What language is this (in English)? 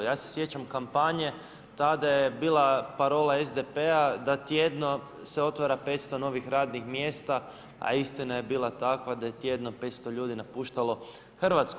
Croatian